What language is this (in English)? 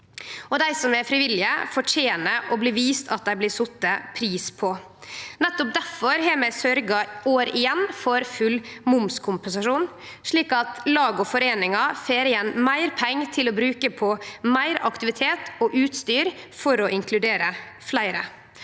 Norwegian